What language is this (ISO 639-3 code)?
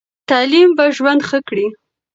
pus